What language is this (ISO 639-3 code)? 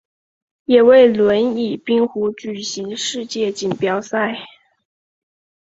zho